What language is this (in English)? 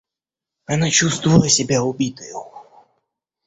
Russian